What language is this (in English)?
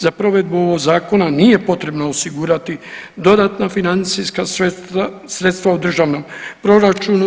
Croatian